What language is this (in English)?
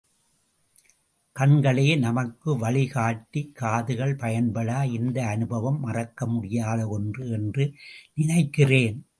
Tamil